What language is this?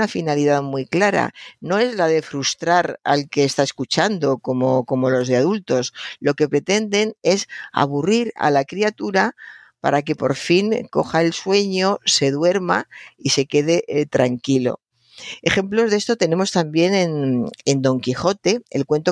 Spanish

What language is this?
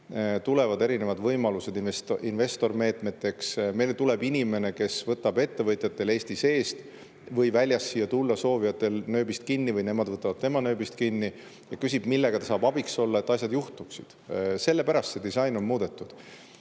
Estonian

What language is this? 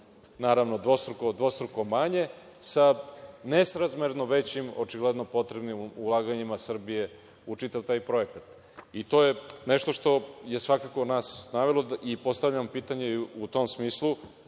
Serbian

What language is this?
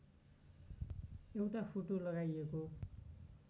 Nepali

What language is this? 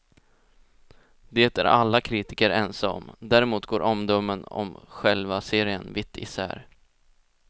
Swedish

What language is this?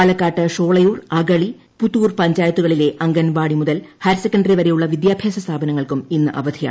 Malayalam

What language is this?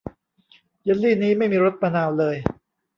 Thai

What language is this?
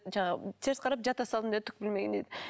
Kazakh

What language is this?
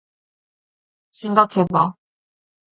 Korean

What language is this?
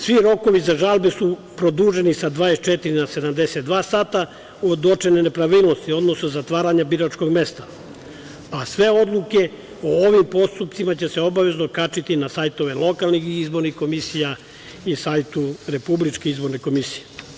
Serbian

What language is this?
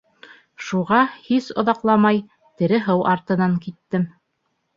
Bashkir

